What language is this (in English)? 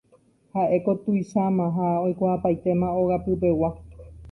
Guarani